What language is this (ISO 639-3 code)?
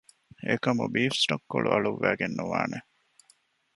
div